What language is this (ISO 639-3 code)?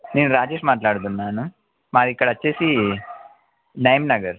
tel